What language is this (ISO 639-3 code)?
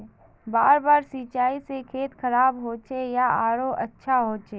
mag